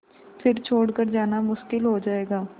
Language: Hindi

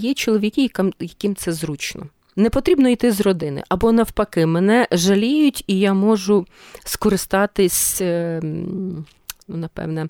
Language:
Ukrainian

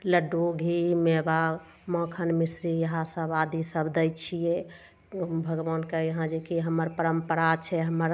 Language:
Maithili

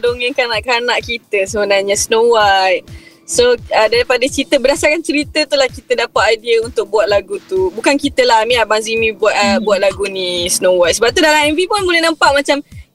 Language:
Malay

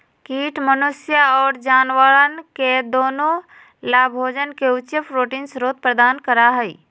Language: Magahi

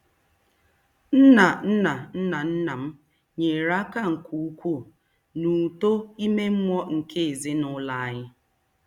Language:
Igbo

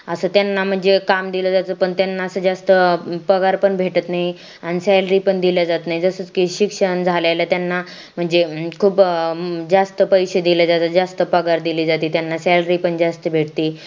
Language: Marathi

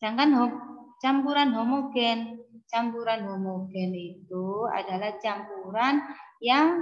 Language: Indonesian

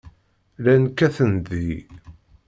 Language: Kabyle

